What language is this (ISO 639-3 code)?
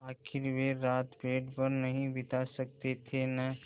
hin